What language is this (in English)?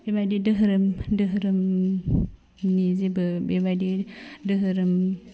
Bodo